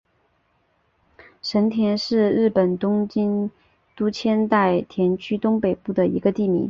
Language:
Chinese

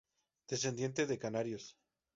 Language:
Spanish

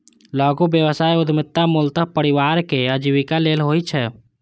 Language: Maithili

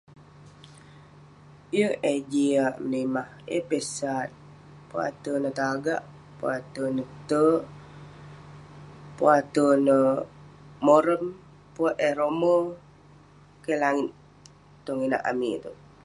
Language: Western Penan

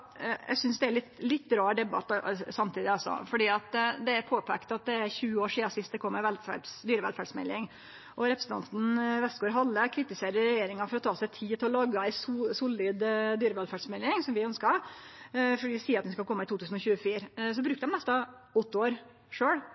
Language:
Norwegian Nynorsk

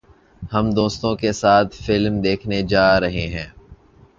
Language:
Urdu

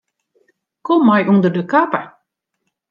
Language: Western Frisian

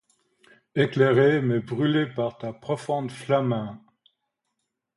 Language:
French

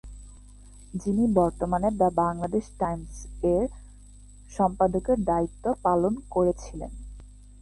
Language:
Bangla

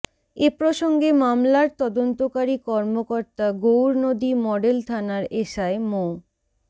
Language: Bangla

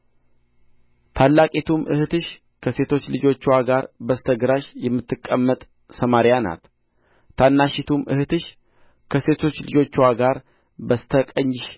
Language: Amharic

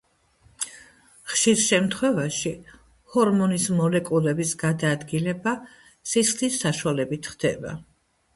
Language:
Georgian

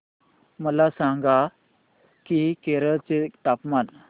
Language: Marathi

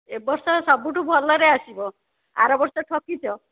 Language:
Odia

